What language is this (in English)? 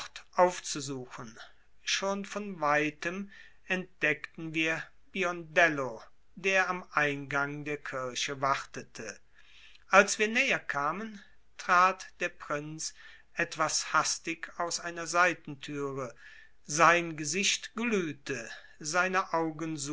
German